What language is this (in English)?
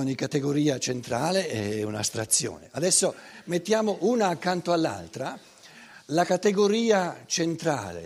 Italian